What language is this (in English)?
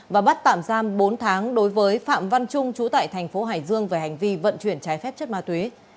Vietnamese